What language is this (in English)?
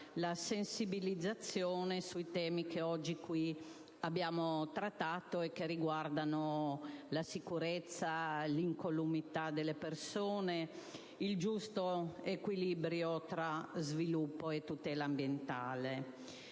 Italian